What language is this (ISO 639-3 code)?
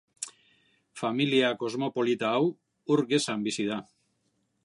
eus